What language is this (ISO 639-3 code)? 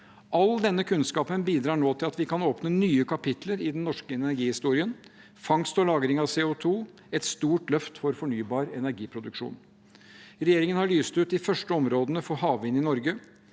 nor